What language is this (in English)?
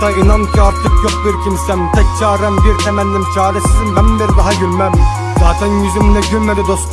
Turkish